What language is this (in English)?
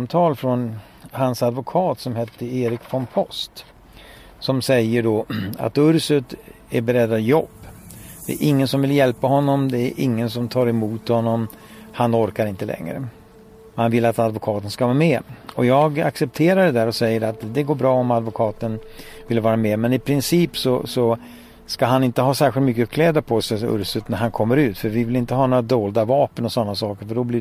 Swedish